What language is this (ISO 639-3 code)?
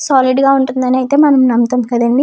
tel